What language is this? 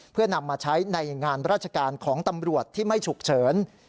Thai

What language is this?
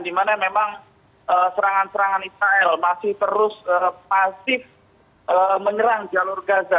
Indonesian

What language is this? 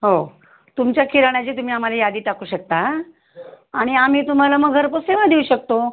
Marathi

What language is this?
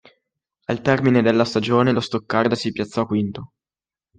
Italian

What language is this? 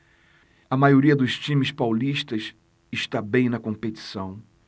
Portuguese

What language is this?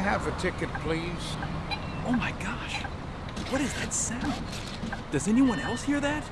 Spanish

